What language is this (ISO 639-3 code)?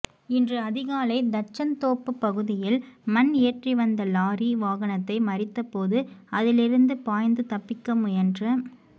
tam